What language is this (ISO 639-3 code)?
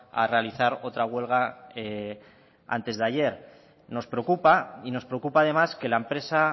spa